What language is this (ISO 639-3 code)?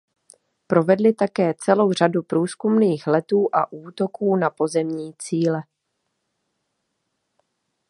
ces